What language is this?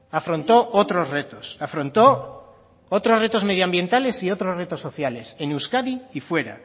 Spanish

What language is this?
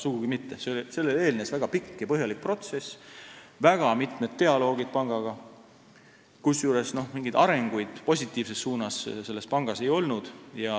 Estonian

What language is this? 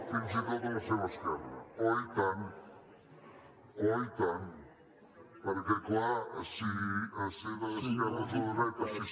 Catalan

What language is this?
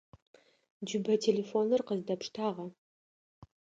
Adyghe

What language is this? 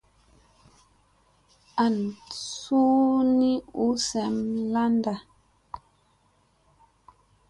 Musey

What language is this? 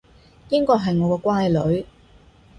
Cantonese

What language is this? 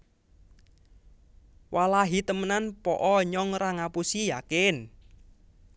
Javanese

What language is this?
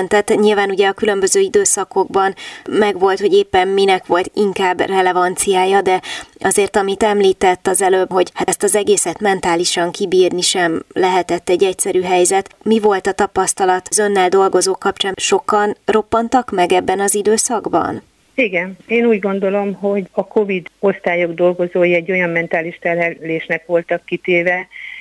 Hungarian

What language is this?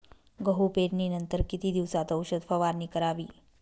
Marathi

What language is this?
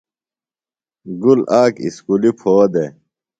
Phalura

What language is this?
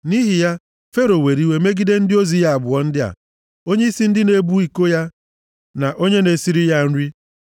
Igbo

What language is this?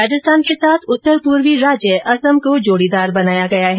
Hindi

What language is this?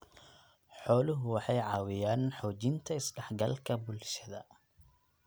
Somali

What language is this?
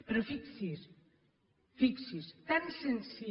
Catalan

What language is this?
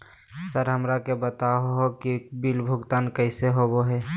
Magahi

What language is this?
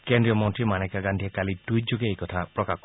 Assamese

